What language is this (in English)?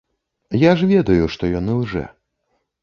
Belarusian